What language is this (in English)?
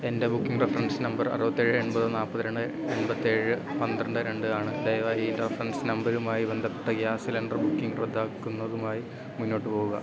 Malayalam